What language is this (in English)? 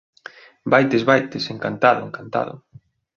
Galician